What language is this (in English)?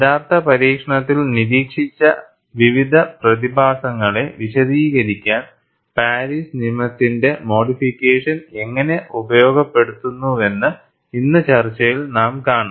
Malayalam